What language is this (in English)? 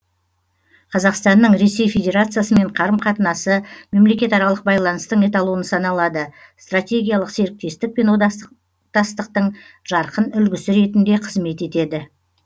Kazakh